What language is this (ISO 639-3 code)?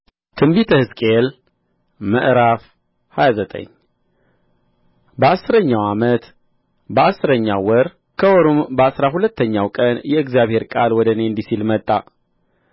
amh